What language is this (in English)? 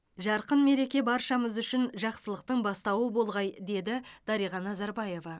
Kazakh